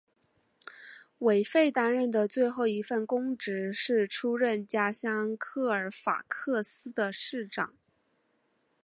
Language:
Chinese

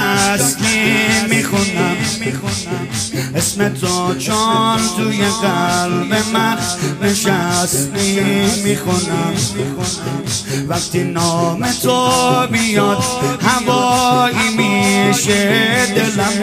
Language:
Persian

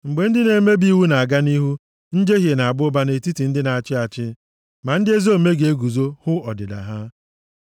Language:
Igbo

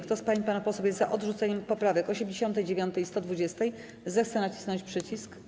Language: Polish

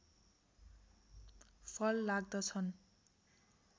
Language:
Nepali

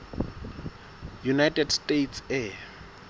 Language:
Southern Sotho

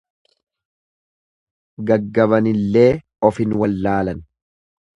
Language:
Oromo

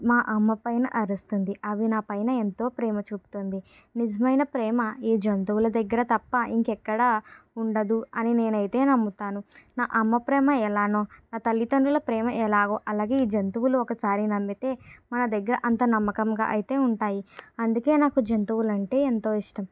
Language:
Telugu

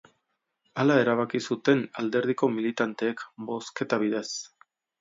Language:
Basque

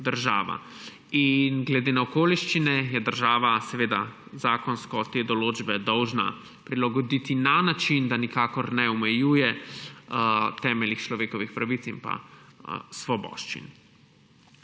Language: Slovenian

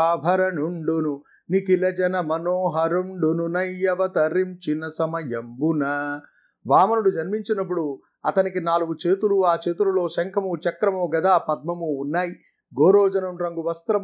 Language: Telugu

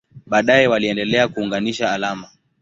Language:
Swahili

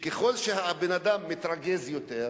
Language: Hebrew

